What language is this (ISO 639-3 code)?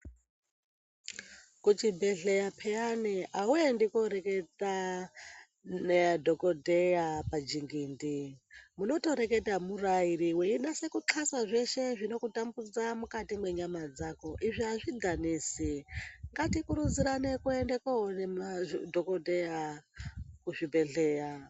ndc